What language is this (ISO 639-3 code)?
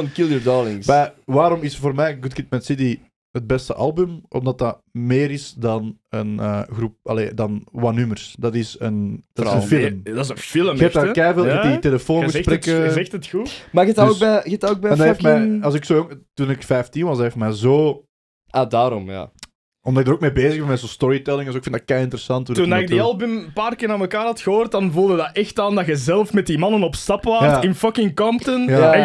nld